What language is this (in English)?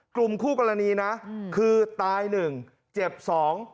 Thai